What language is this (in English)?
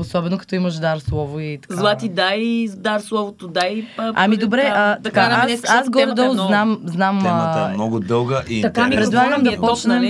Bulgarian